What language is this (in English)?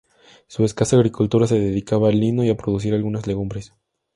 Spanish